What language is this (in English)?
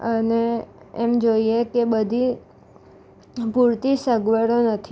Gujarati